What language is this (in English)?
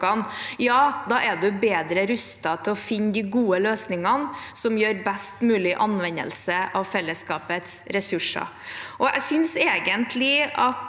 Norwegian